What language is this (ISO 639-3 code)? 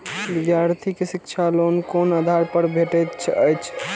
mai